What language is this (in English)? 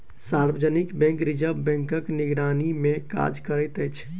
Maithili